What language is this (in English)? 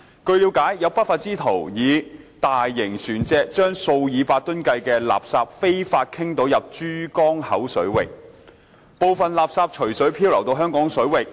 Cantonese